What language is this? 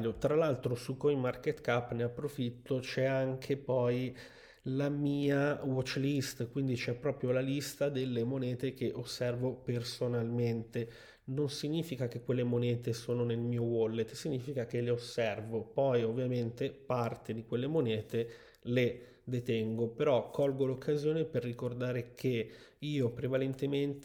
Italian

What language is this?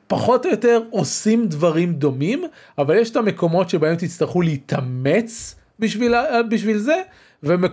Hebrew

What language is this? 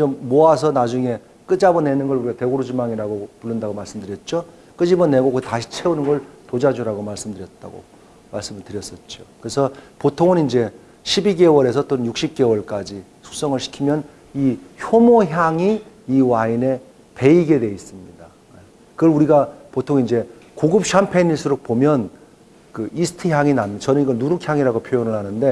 Korean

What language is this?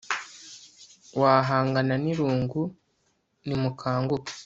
Kinyarwanda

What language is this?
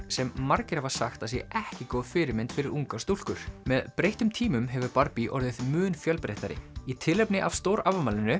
Icelandic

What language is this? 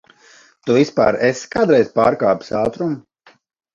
Latvian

